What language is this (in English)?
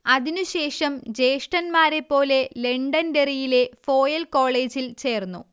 Malayalam